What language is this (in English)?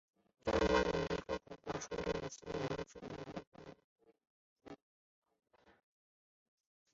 Chinese